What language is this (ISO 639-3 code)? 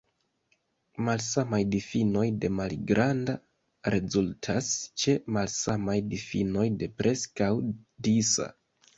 epo